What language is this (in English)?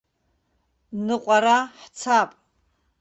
Abkhazian